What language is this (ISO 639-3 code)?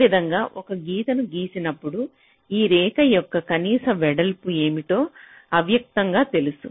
tel